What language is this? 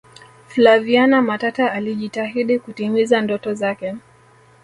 Swahili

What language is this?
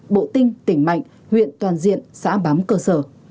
Vietnamese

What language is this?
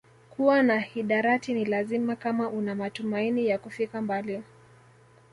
Swahili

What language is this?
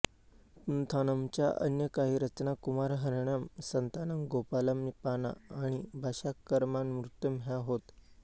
Marathi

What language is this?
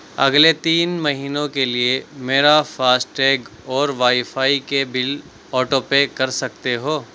Urdu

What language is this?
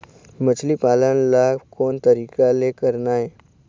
Chhattisgarhi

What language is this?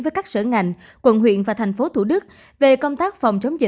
Vietnamese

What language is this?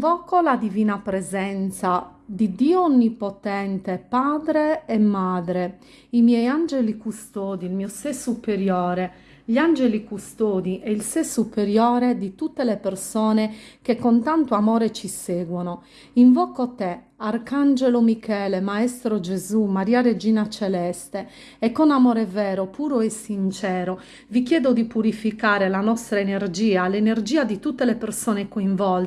Italian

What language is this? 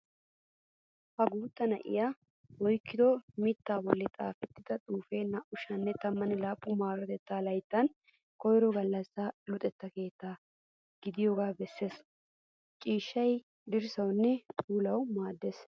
Wolaytta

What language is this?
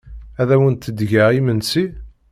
Kabyle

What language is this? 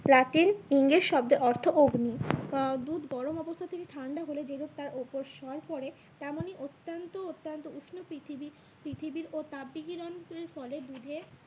Bangla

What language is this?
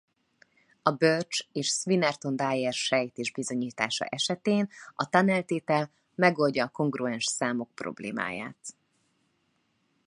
Hungarian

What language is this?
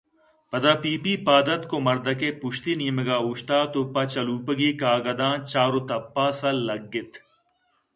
Eastern Balochi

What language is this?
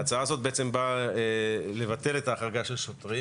Hebrew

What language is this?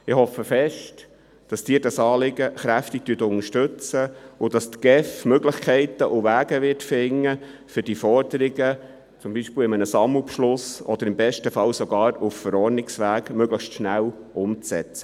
Swiss German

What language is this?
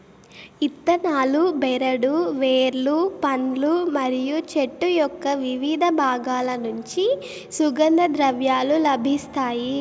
Telugu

